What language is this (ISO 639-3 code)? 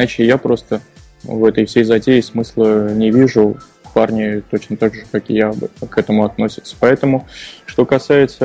rus